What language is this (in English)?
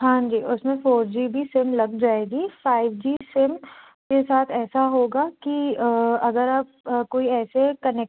Hindi